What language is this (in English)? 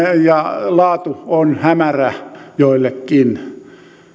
Finnish